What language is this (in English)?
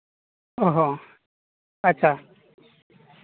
Santali